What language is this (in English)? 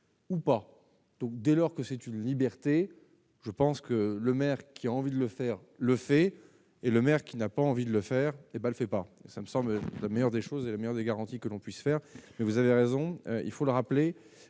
French